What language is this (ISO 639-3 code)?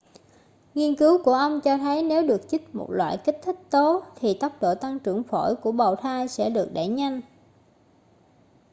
vie